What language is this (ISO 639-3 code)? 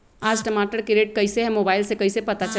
mag